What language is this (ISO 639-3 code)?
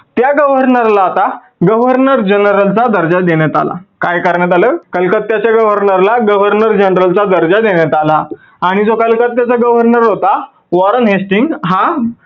mar